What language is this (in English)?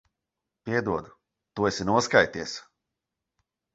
Latvian